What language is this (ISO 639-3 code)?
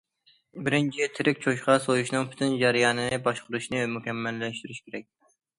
uig